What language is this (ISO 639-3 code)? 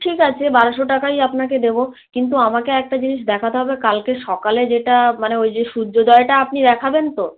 ben